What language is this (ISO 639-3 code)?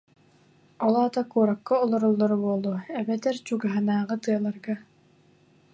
sah